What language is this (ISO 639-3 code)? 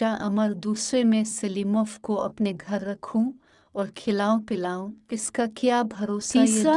urd